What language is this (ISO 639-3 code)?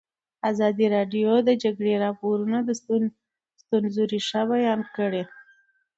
pus